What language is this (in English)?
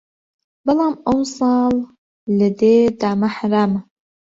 Central Kurdish